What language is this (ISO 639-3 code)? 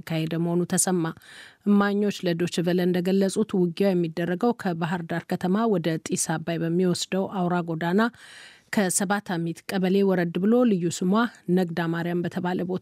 amh